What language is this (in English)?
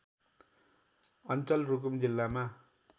Nepali